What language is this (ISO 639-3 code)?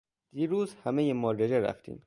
fas